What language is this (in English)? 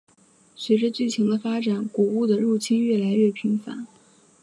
Chinese